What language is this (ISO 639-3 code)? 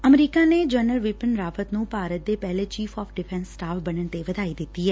pan